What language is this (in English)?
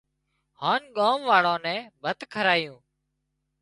Wadiyara Koli